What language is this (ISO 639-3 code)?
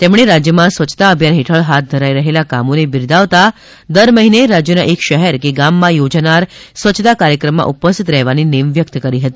guj